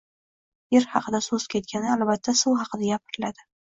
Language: Uzbek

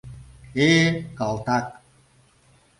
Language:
Mari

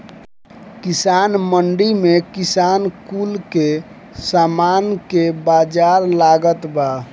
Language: Bhojpuri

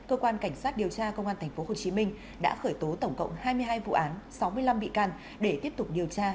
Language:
Vietnamese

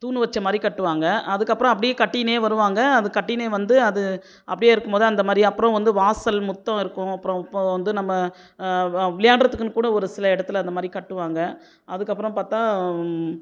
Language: Tamil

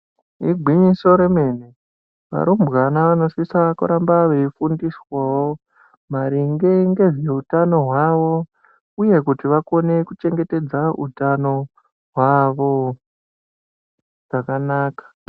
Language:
Ndau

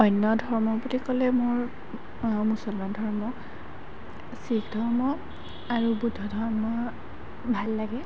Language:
Assamese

